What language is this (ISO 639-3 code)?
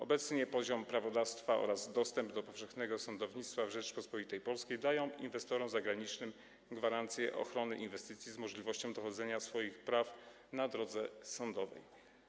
pol